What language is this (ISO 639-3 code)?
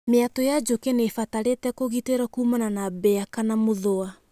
kik